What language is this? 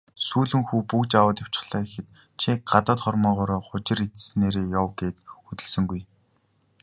Mongolian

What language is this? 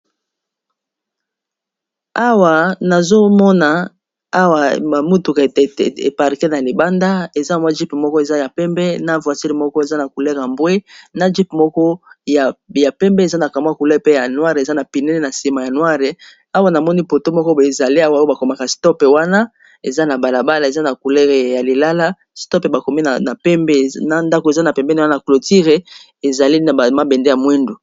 Lingala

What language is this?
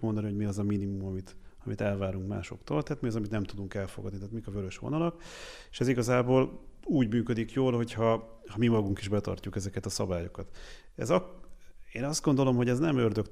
Hungarian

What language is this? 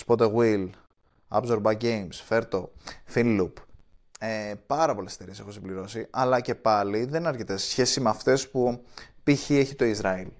Greek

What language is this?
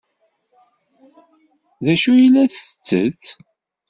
Kabyle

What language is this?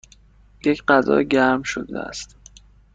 Persian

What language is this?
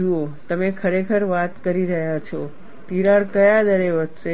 Gujarati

